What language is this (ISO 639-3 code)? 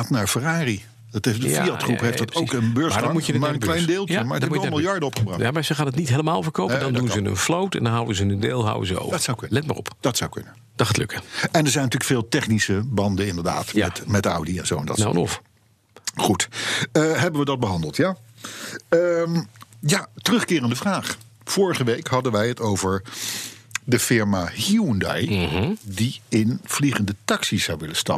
nld